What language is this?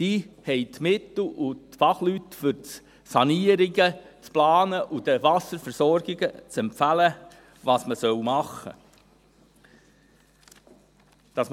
Swiss German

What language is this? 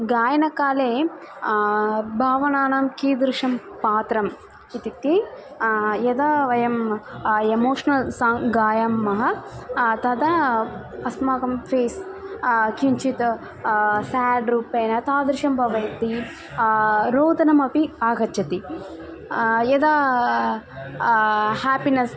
Sanskrit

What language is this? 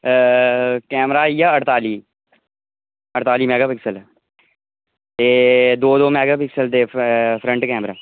Dogri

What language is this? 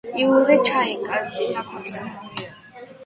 Georgian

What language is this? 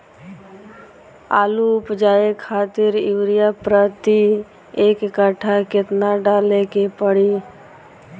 Bhojpuri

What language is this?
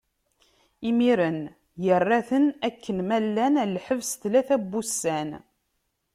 Kabyle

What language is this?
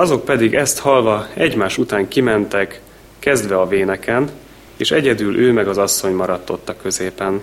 Hungarian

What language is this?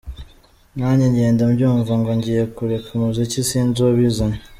Kinyarwanda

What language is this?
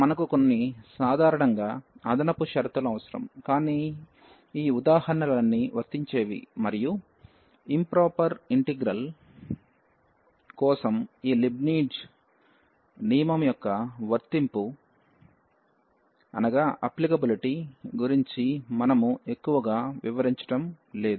Telugu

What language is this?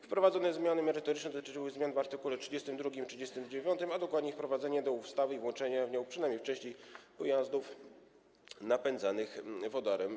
Polish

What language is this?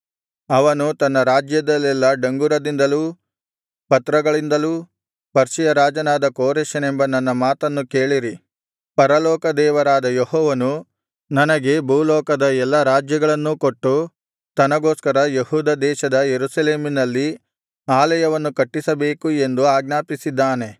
Kannada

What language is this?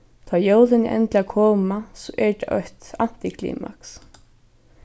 Faroese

